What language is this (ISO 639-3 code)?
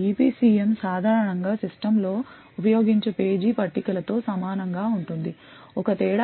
tel